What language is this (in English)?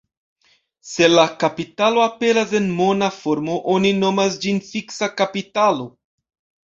Esperanto